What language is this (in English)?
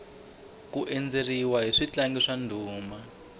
Tsonga